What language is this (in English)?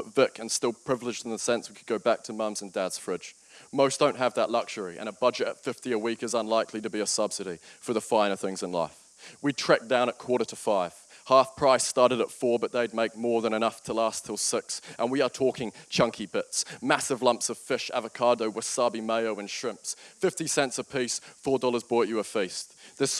English